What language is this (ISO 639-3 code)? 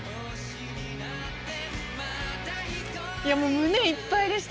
jpn